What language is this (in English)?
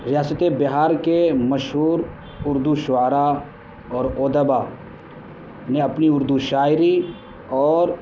Urdu